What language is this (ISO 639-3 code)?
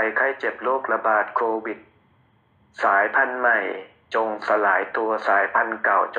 tha